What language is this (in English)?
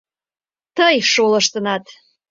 Mari